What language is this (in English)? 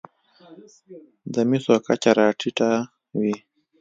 Pashto